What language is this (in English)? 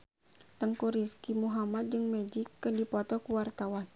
Sundanese